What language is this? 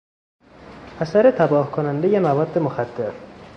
Persian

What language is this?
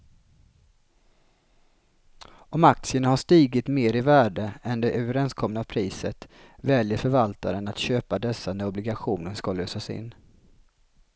Swedish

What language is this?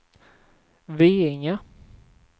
Swedish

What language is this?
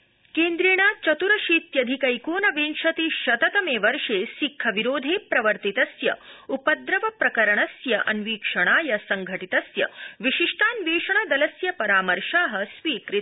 Sanskrit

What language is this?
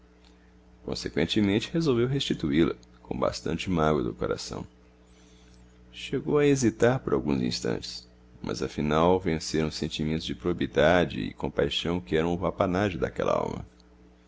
Portuguese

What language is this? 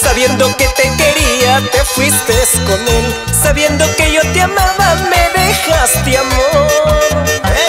Spanish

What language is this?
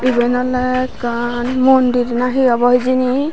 Chakma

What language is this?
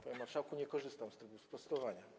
Polish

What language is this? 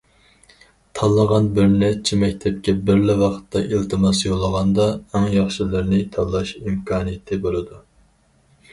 Uyghur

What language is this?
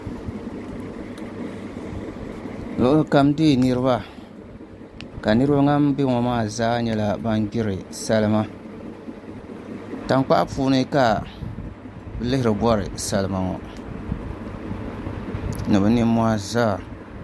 Dagbani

